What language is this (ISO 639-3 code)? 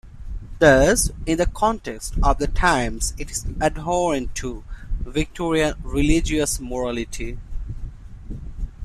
eng